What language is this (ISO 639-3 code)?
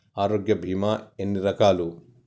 tel